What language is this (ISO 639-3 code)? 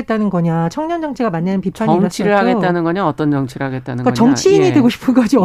kor